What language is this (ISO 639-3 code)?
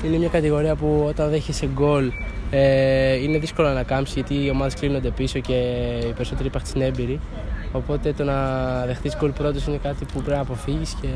ell